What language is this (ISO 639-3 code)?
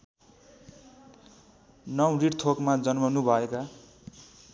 nep